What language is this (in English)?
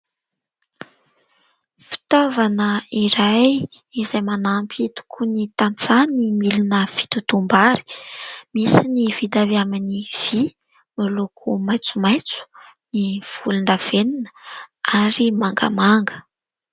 Malagasy